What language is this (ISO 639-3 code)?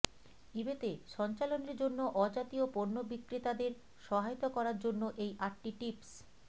ben